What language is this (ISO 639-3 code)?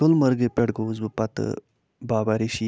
kas